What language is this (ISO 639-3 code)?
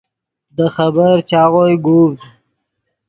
ydg